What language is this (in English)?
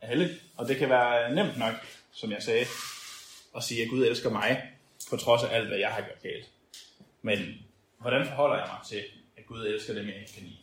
Danish